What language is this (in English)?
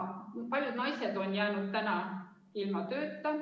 Estonian